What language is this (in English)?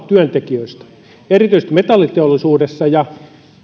Finnish